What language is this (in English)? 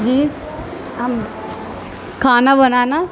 Urdu